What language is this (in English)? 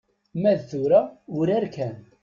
Kabyle